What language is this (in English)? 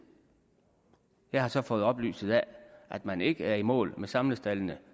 Danish